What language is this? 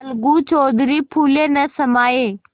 Hindi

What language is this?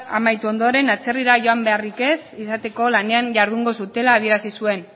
Basque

